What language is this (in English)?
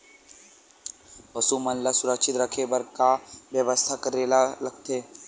Chhattisgarhi